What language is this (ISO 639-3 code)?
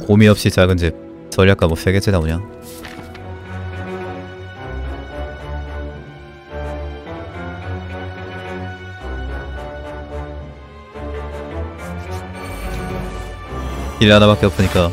kor